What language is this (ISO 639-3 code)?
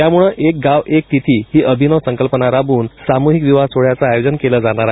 mar